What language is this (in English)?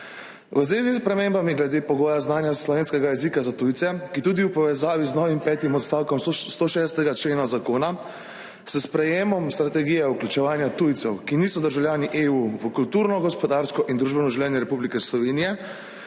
Slovenian